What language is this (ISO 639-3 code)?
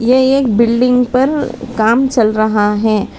hin